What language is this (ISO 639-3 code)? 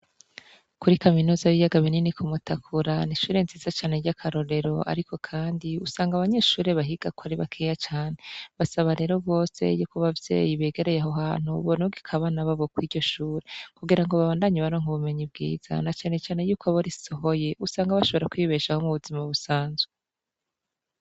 run